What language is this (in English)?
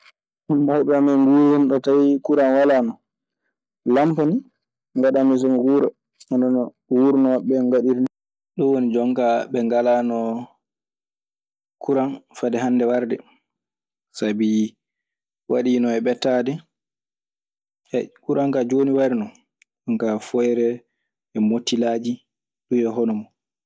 Maasina Fulfulde